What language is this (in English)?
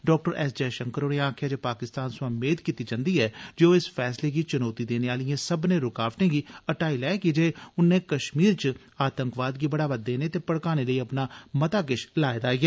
Dogri